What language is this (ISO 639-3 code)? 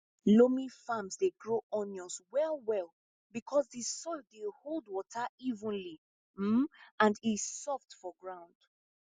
pcm